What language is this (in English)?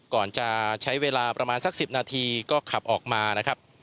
Thai